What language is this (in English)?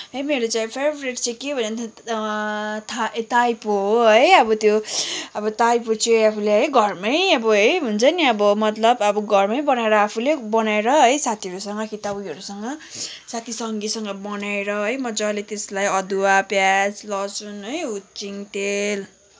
Nepali